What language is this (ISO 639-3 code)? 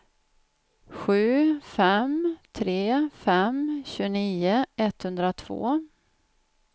swe